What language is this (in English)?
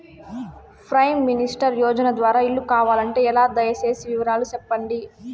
Telugu